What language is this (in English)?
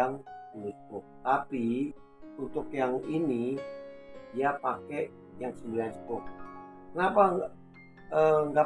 Indonesian